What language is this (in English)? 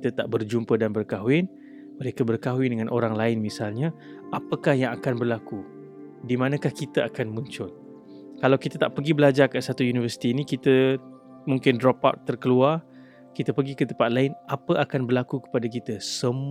Malay